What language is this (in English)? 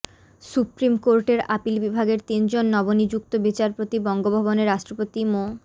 Bangla